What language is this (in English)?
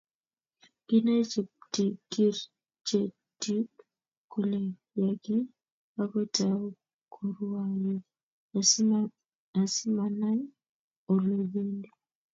Kalenjin